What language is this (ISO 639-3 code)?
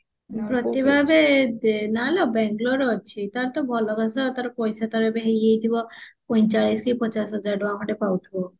ori